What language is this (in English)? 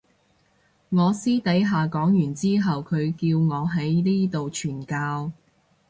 Cantonese